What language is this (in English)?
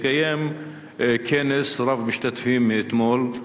Hebrew